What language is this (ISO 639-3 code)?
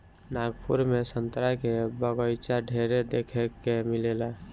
bho